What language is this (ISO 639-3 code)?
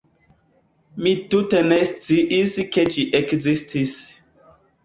epo